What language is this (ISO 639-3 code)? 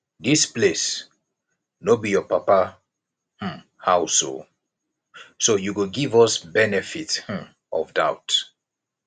pcm